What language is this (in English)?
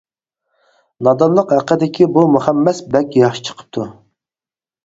Uyghur